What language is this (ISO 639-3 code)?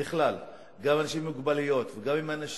heb